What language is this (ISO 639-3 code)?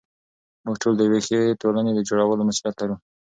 pus